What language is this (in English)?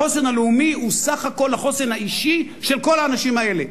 Hebrew